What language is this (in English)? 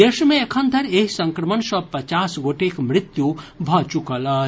Maithili